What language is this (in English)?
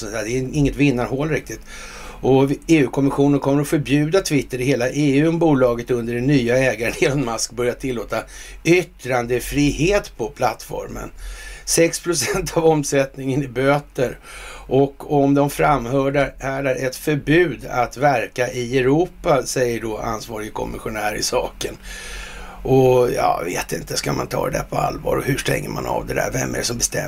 Swedish